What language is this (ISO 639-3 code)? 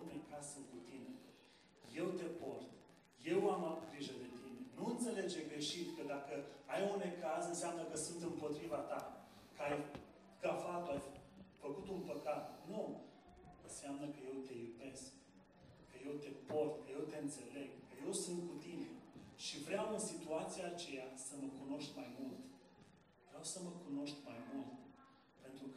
ron